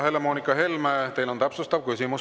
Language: Estonian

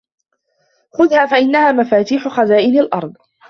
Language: Arabic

